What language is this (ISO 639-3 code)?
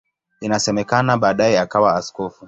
swa